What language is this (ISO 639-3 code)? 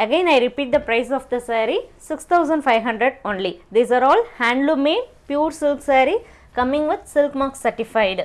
tam